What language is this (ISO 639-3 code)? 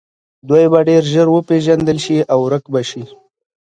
pus